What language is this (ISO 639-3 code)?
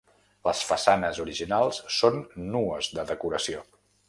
cat